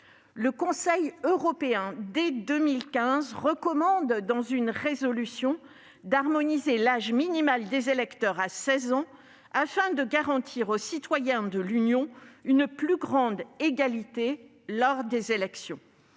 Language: French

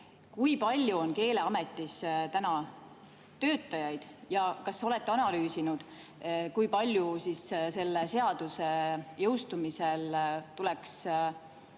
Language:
Estonian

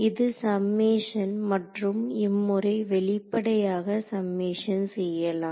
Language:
Tamil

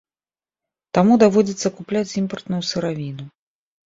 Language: Belarusian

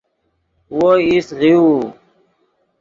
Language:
Yidgha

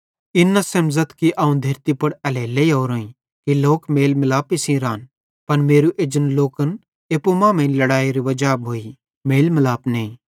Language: Bhadrawahi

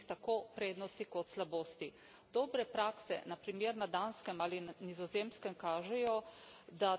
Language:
Slovenian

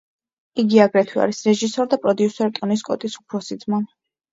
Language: Georgian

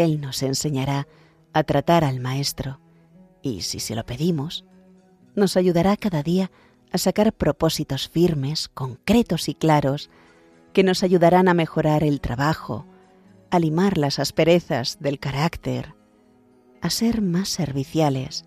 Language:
Spanish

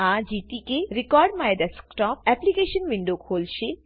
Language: Gujarati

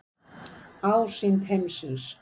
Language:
Icelandic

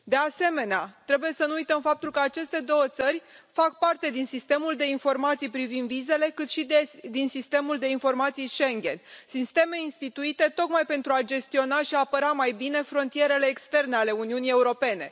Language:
Romanian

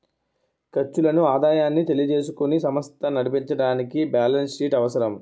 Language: Telugu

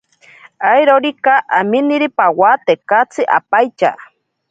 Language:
Ashéninka Perené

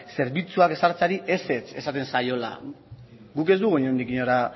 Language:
Basque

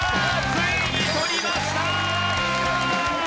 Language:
Japanese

